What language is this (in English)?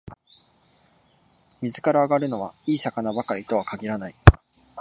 Japanese